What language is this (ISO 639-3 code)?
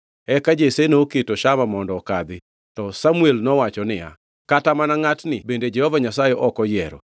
luo